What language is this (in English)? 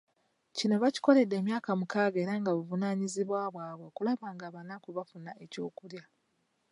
Ganda